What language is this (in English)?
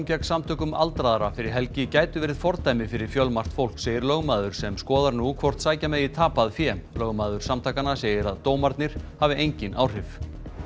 Icelandic